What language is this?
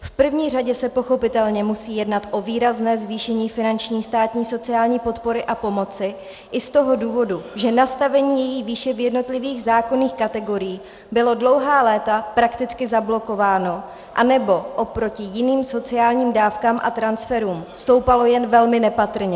Czech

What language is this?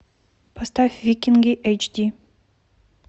Russian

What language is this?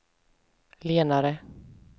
Swedish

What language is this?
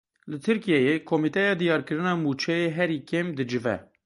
Kurdish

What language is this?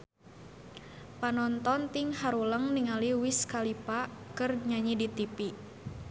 Sundanese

